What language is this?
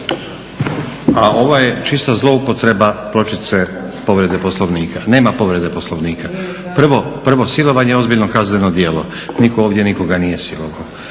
Croatian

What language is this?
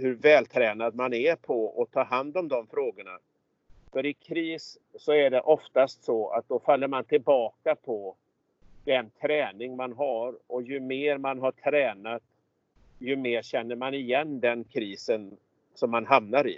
Swedish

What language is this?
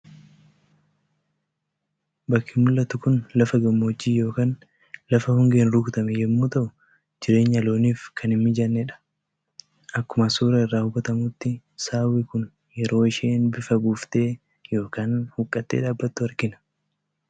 Oromo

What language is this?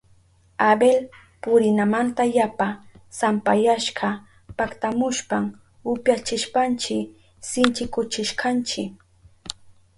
Southern Pastaza Quechua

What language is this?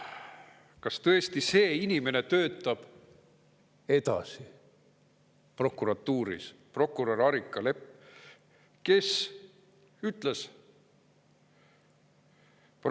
Estonian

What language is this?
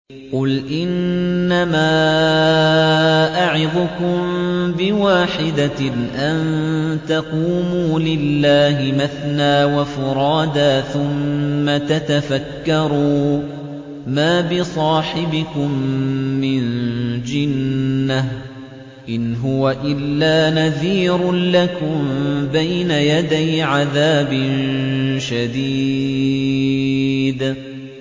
Arabic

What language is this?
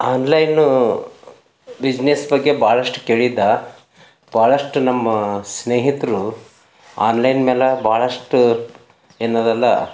Kannada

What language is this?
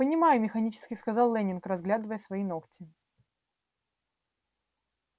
Russian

